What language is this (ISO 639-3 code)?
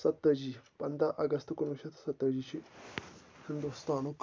kas